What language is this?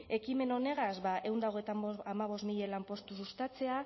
Basque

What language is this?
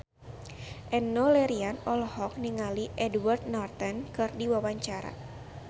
Sundanese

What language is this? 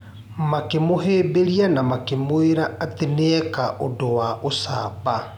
Kikuyu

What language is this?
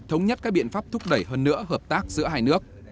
Vietnamese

